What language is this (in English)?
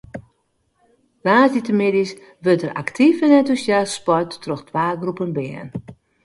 Western Frisian